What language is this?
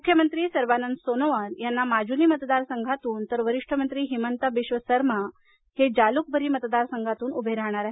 Marathi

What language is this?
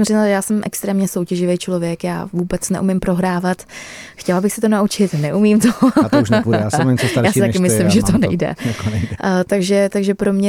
Czech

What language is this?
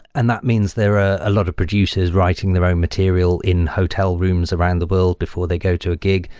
English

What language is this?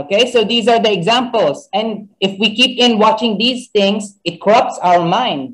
English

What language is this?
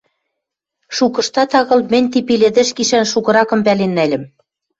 Western Mari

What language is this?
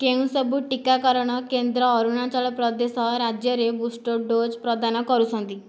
Odia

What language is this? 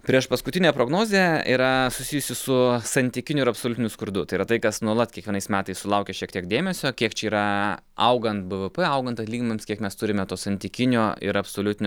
Lithuanian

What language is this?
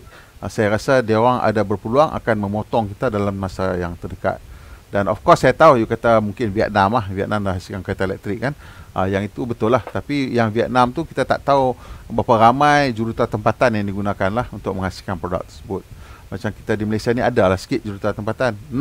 Malay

